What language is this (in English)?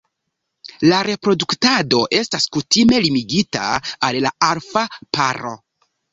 Esperanto